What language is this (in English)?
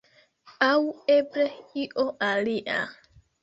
Esperanto